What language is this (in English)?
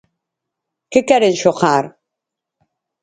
Galician